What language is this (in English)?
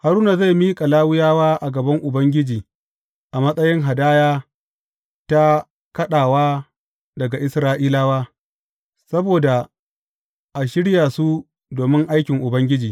Hausa